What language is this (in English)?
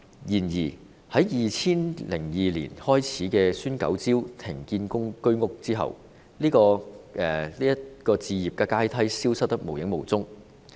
Cantonese